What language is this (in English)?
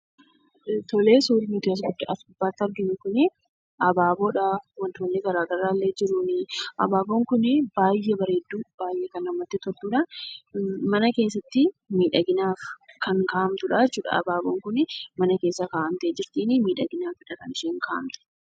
Oromo